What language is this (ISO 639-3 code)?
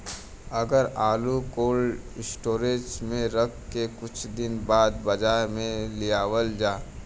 bho